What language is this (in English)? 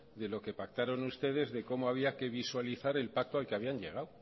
Spanish